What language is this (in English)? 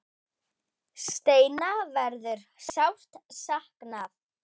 Icelandic